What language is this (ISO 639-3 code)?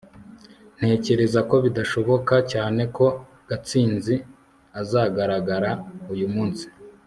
kin